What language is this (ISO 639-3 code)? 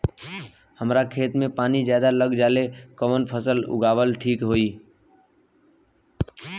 bho